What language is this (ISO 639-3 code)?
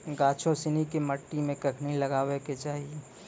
mai